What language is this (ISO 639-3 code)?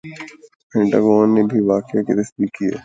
urd